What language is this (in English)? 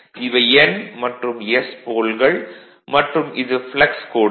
Tamil